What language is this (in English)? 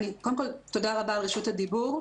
Hebrew